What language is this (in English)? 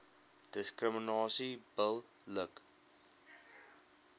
Afrikaans